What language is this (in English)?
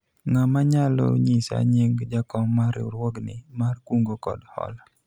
Luo (Kenya and Tanzania)